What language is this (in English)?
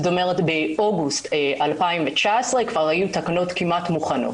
Hebrew